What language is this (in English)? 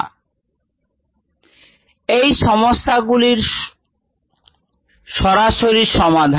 Bangla